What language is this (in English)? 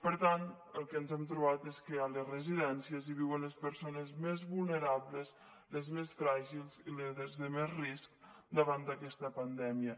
Catalan